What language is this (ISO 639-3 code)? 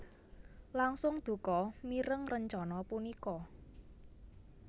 jav